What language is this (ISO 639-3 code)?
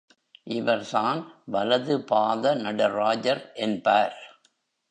tam